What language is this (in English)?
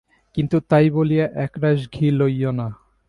Bangla